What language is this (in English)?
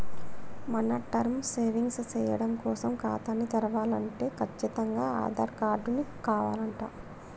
Telugu